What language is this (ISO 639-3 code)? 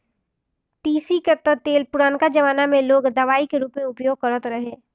bho